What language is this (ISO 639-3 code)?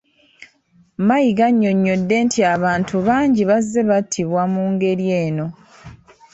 lug